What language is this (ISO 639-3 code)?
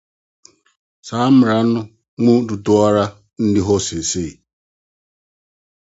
aka